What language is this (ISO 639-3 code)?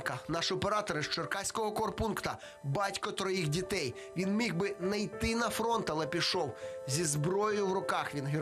ukr